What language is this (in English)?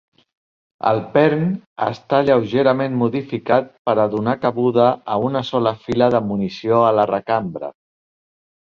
Catalan